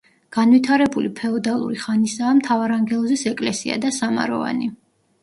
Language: Georgian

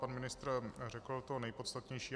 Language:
Czech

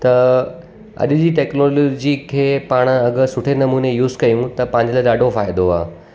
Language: Sindhi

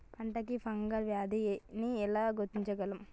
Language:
Telugu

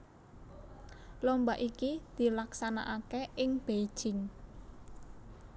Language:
Javanese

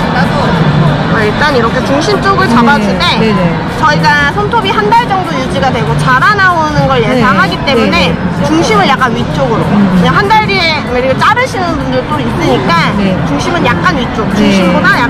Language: Korean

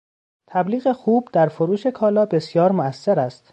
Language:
Persian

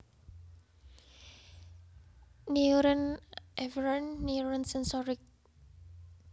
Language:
Javanese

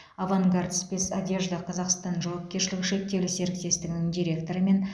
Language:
Kazakh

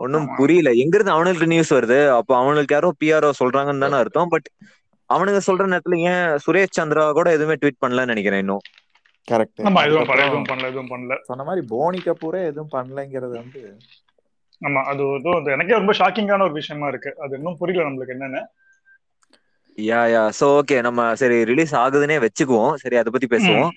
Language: Tamil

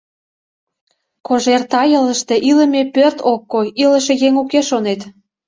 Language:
Mari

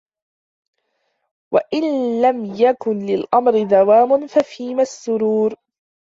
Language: Arabic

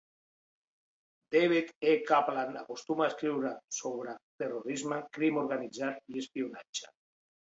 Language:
Catalan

